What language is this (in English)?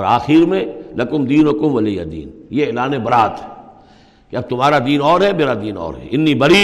Urdu